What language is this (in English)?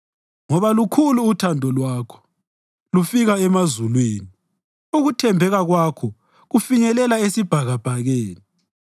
North Ndebele